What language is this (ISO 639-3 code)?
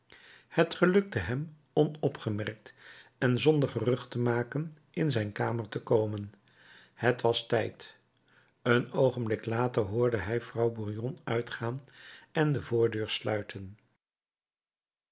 nld